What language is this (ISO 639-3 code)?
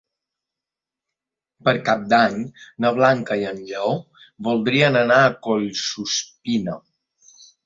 cat